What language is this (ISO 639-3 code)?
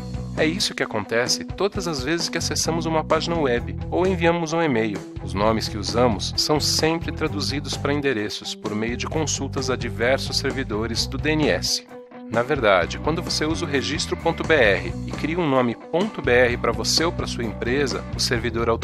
por